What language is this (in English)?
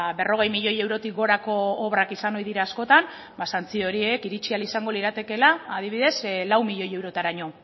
Basque